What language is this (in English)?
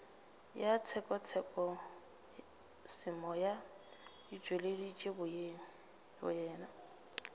Northern Sotho